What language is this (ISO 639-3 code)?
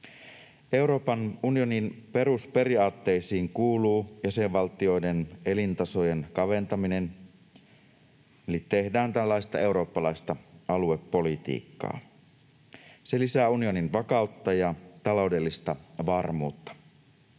fin